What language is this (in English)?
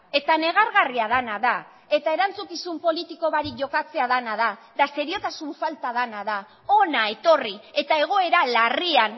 Basque